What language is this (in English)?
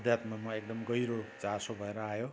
Nepali